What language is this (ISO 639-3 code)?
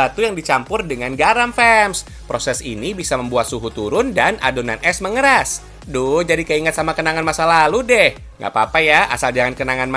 ind